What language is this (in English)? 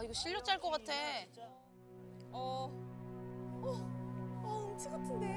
Korean